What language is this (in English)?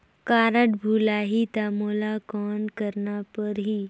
Chhattisgarhi